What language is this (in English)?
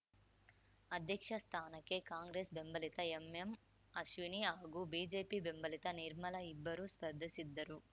Kannada